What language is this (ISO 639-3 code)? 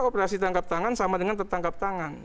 ind